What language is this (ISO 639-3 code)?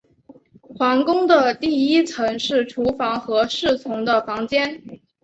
zho